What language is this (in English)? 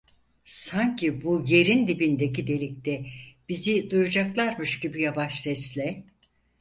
Turkish